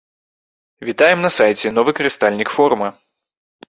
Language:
Belarusian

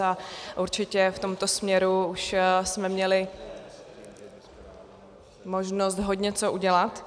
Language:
Czech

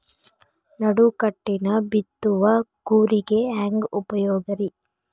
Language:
Kannada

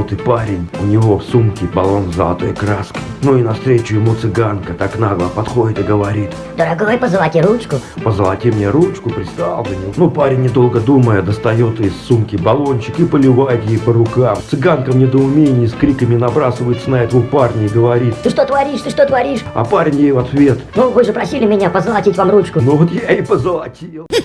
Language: Russian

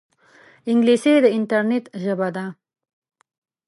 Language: Pashto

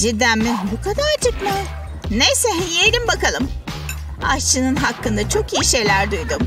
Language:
Turkish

